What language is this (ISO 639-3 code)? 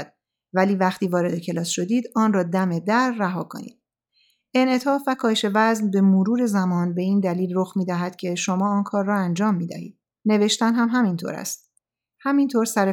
fas